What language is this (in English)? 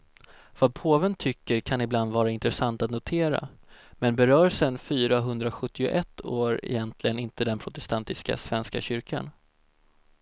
Swedish